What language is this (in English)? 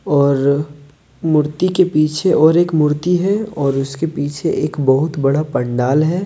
Hindi